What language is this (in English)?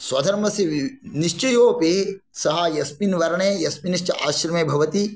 Sanskrit